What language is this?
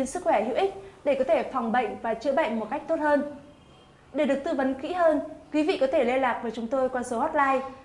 Vietnamese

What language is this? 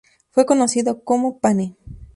Spanish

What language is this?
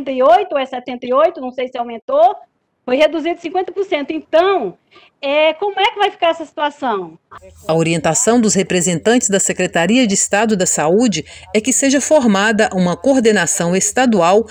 Portuguese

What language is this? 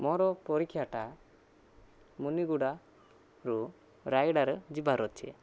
Odia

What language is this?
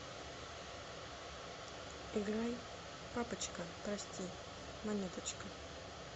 Russian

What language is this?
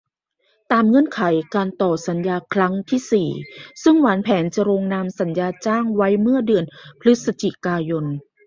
Thai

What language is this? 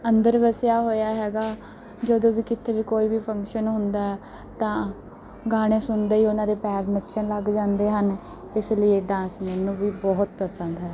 Punjabi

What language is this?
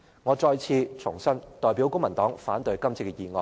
Cantonese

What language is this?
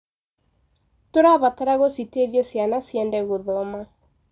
Kikuyu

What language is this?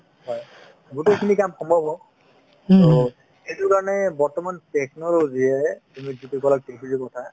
Assamese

